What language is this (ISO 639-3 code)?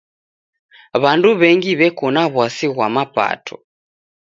dav